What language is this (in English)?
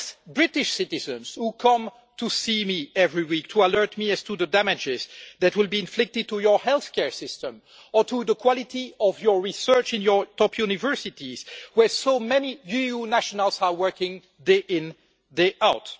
English